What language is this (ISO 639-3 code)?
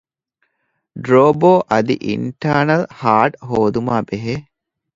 div